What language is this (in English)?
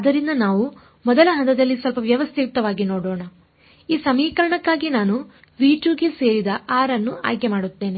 Kannada